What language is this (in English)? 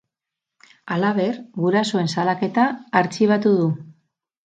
Basque